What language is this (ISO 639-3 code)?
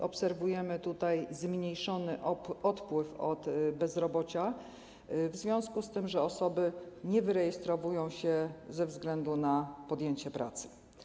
pol